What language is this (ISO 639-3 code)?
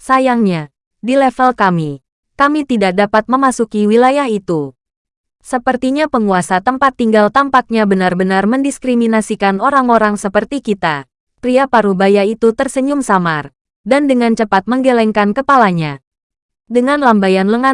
ind